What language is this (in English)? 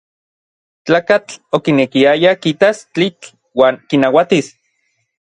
Orizaba Nahuatl